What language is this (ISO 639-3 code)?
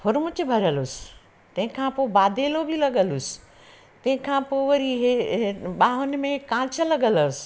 snd